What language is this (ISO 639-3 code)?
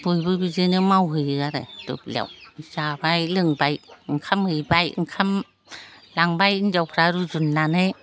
brx